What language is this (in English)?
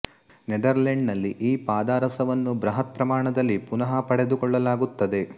Kannada